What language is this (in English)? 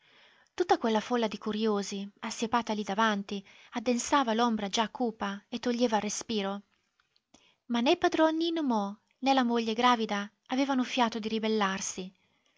Italian